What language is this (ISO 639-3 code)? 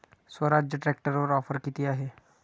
mar